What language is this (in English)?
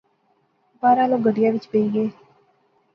Pahari-Potwari